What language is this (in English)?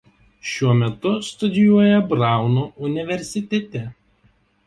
Lithuanian